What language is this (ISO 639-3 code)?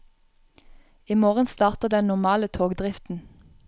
nor